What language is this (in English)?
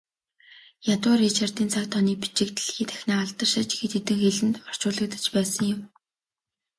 Mongolian